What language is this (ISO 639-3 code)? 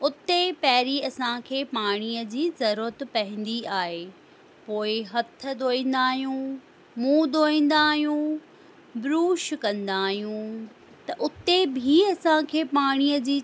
snd